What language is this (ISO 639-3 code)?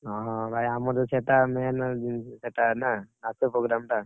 ori